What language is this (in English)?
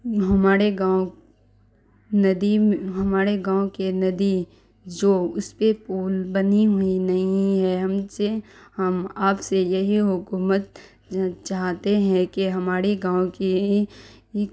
Urdu